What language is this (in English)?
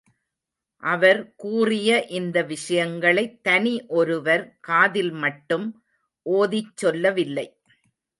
Tamil